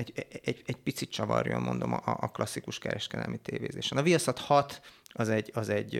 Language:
Hungarian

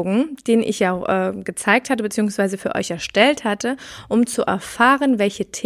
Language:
German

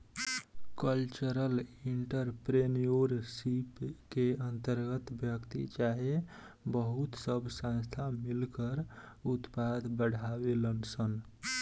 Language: Bhojpuri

